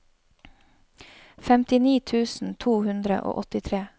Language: Norwegian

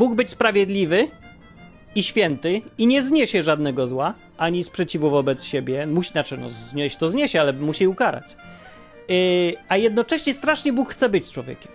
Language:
Polish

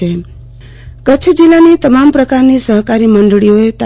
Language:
Gujarati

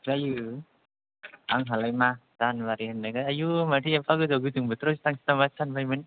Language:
Bodo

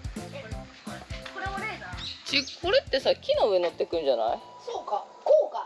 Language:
Japanese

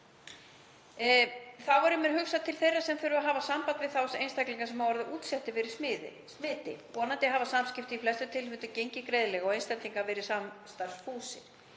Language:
Icelandic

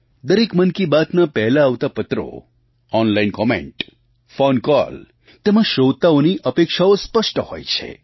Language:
Gujarati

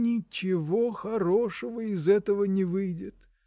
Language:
Russian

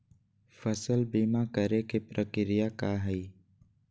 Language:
Magahi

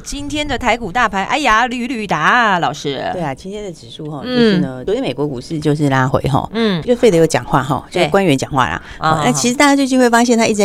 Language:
Chinese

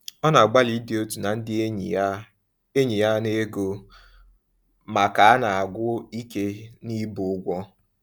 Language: Igbo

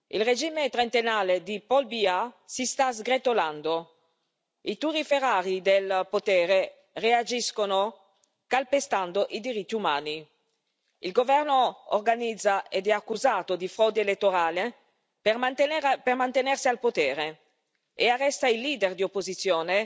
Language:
Italian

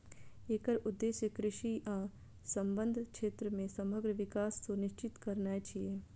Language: Maithili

